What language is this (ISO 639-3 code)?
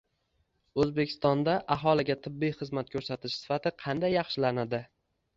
uzb